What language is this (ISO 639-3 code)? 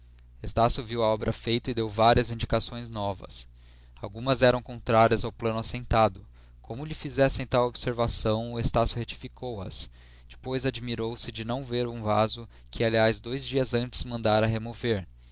por